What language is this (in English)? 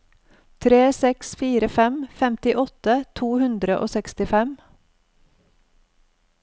Norwegian